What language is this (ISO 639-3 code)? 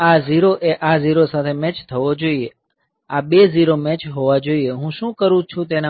guj